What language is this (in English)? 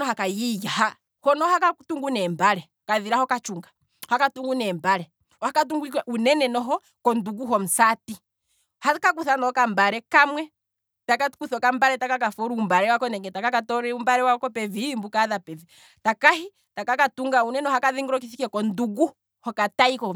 Kwambi